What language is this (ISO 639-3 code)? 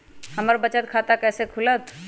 mag